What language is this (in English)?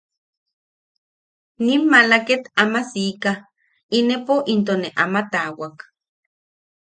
Yaqui